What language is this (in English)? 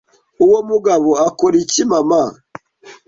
Kinyarwanda